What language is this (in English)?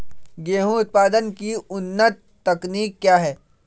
Magahi